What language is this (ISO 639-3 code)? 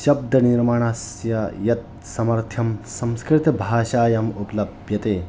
san